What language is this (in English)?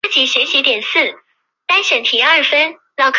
Chinese